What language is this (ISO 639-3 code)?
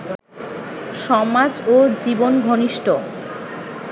ben